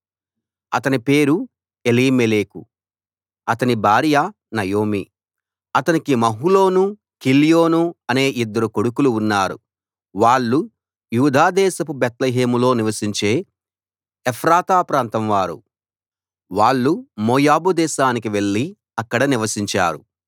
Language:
Telugu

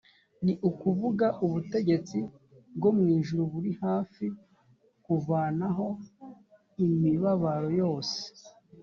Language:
Kinyarwanda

